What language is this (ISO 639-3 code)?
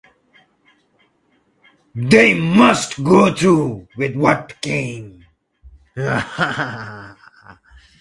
eng